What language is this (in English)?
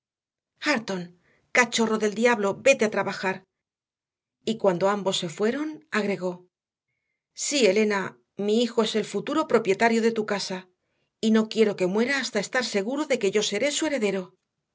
Spanish